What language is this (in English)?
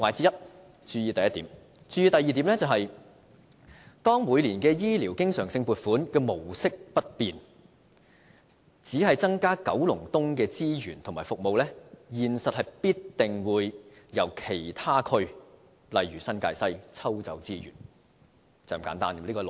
Cantonese